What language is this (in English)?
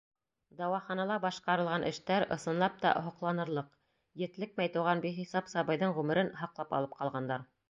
Bashkir